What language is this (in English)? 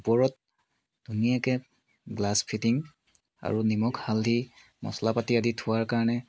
Assamese